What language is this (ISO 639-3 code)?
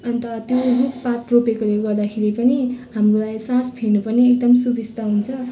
nep